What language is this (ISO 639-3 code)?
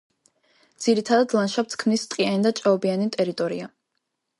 kat